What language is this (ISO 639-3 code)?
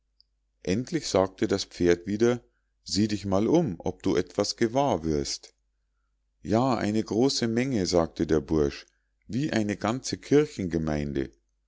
deu